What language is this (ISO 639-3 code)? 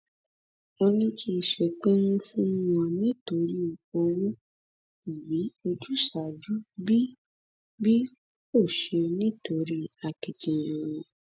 yor